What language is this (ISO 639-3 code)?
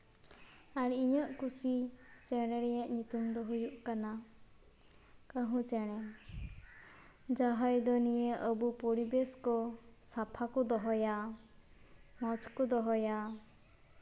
sat